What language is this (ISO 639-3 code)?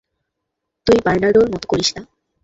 ben